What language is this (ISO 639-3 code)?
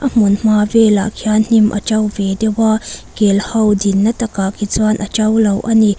lus